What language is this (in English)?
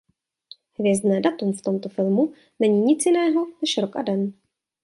Czech